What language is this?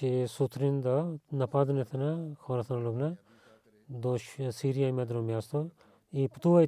Bulgarian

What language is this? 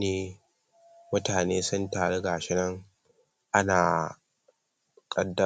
Hausa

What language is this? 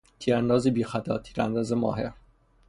Persian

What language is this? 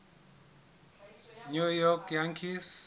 Southern Sotho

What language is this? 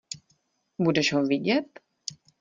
Czech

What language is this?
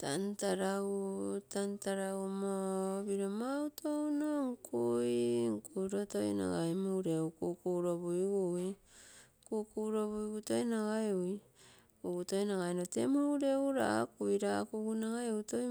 Terei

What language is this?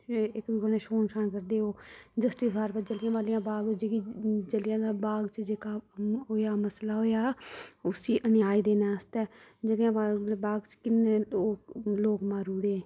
Dogri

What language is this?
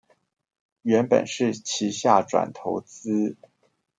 Chinese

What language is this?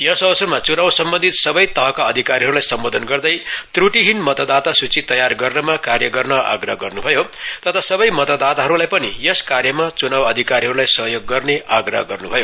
Nepali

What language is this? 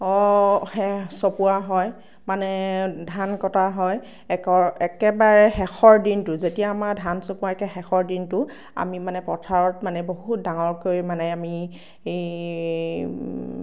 Assamese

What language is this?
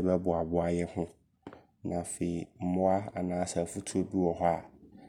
Abron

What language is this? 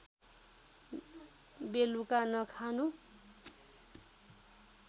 Nepali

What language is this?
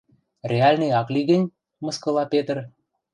Western Mari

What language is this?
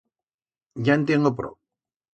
Aragonese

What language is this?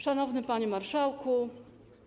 Polish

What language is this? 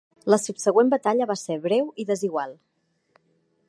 Catalan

